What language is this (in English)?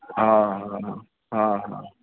Sindhi